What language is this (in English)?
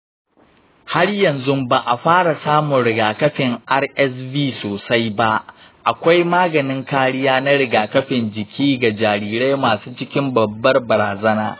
Hausa